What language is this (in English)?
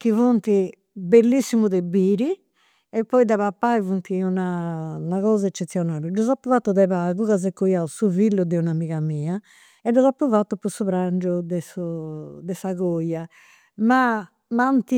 Campidanese Sardinian